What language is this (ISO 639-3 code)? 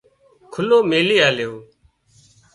kxp